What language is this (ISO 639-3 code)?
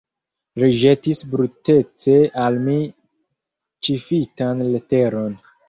epo